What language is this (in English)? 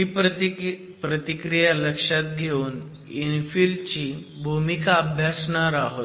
Marathi